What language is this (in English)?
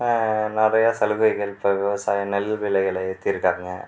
Tamil